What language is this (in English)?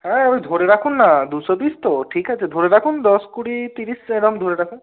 Bangla